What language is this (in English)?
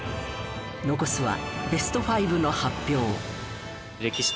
Japanese